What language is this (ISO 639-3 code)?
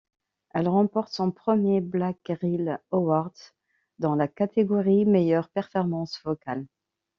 fra